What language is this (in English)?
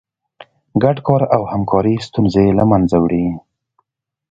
Pashto